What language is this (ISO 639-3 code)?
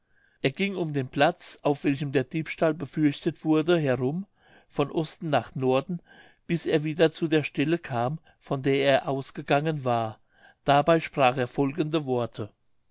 deu